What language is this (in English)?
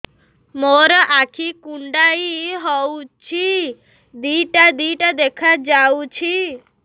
Odia